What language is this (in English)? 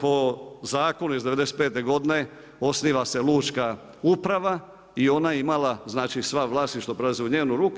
Croatian